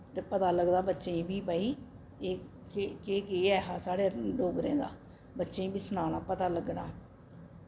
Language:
Dogri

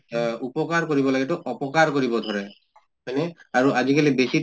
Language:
Assamese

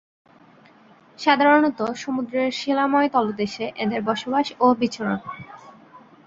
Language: Bangla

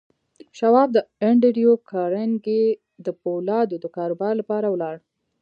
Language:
Pashto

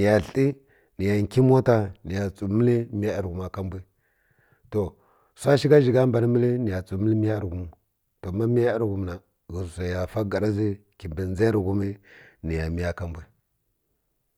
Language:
Kirya-Konzəl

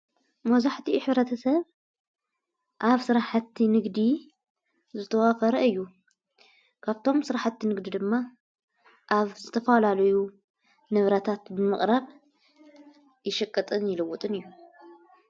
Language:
Tigrinya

